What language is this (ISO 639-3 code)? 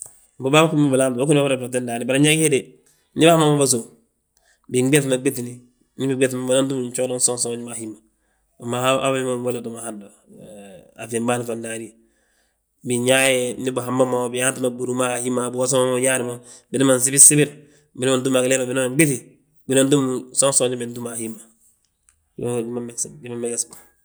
bjt